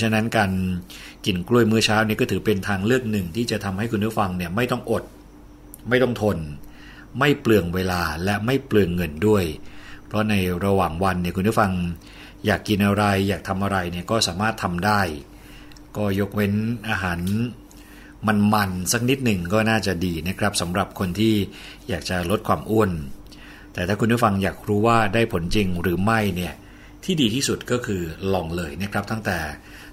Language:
Thai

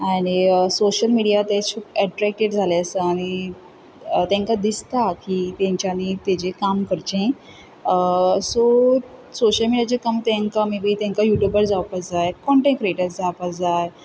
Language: Konkani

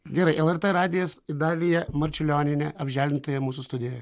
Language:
Lithuanian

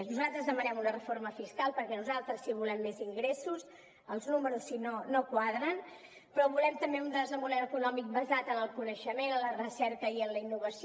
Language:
Catalan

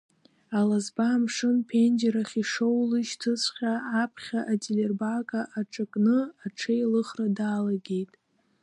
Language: Abkhazian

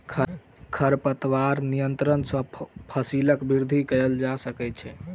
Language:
Maithili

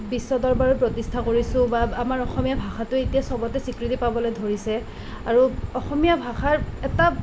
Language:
Assamese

